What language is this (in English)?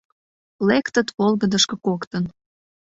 Mari